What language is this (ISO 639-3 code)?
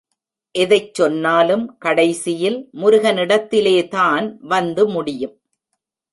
tam